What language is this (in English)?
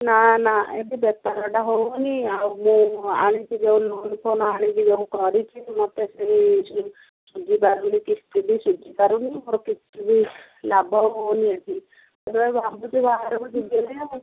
Odia